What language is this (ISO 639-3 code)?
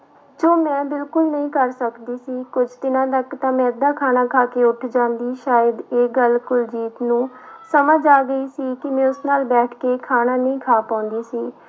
pan